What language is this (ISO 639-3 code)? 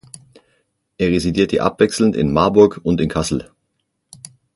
deu